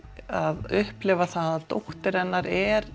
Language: Icelandic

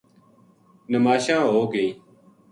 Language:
Gujari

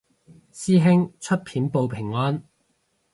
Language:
Cantonese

